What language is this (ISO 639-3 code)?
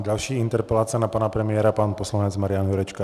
ces